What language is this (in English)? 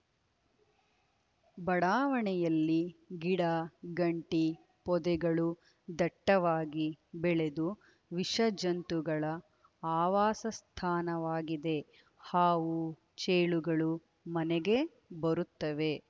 Kannada